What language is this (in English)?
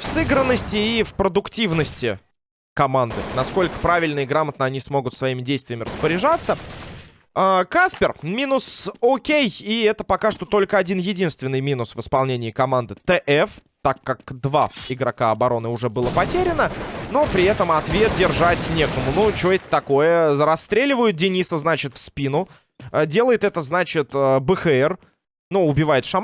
Russian